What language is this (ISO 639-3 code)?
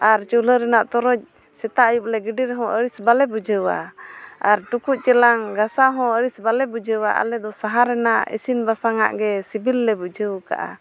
sat